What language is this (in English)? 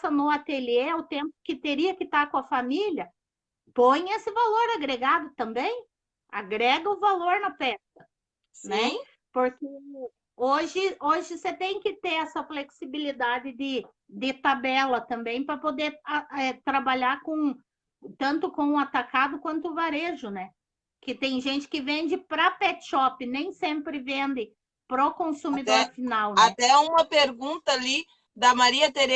Portuguese